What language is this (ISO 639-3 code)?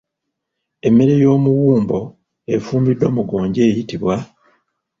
lug